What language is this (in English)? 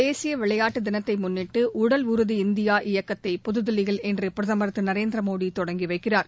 Tamil